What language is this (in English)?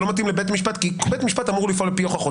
Hebrew